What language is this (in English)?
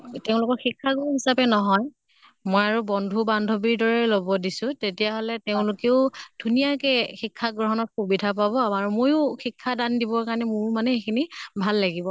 Assamese